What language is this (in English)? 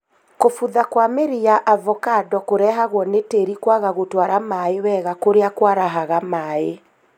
Kikuyu